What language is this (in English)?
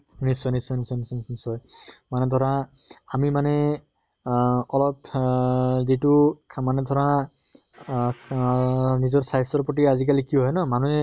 Assamese